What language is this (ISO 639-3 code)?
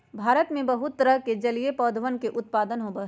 mag